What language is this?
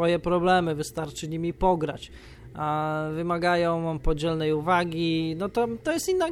Polish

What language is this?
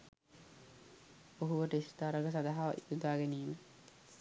Sinhala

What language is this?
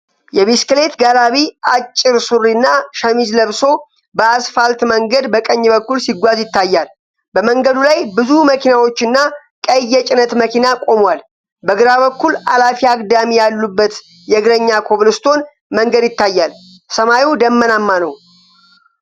Amharic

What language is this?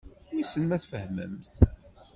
Kabyle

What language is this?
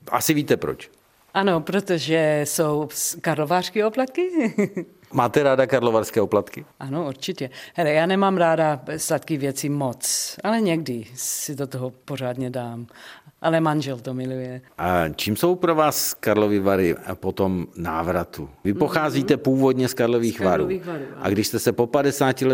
Czech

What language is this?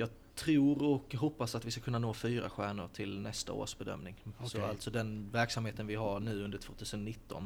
Swedish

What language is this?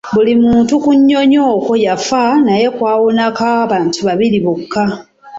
Ganda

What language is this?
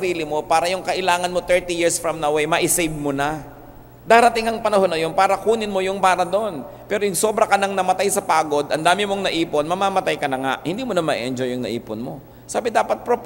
Filipino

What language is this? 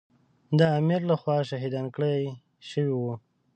Pashto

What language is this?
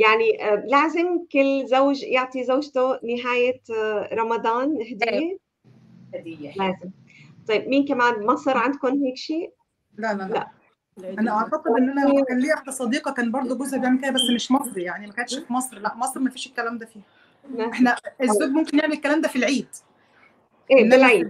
Arabic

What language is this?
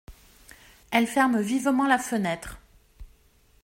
French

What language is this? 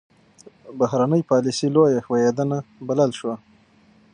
Pashto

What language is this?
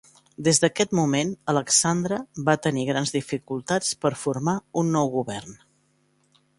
Catalan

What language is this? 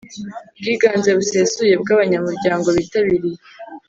Kinyarwanda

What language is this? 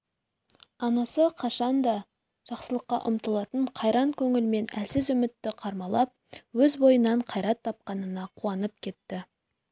Kazakh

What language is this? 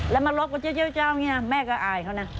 Thai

